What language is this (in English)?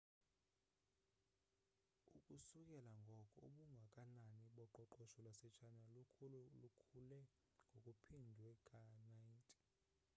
Xhosa